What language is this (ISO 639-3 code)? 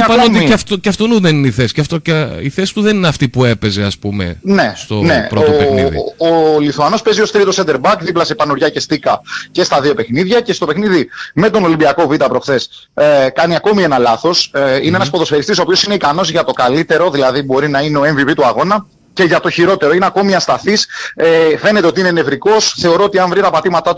ell